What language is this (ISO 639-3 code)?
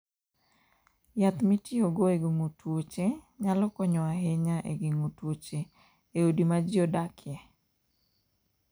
luo